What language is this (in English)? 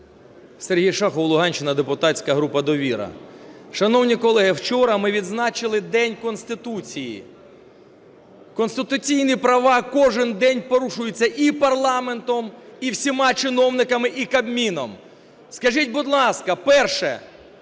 Ukrainian